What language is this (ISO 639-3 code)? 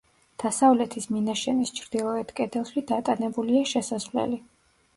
kat